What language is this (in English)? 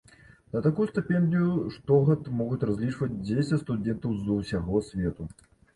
Belarusian